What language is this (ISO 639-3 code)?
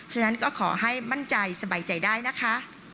tha